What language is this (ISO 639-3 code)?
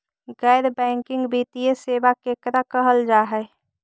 mag